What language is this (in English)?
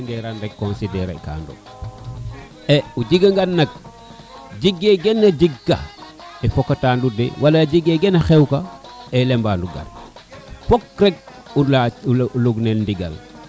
Serer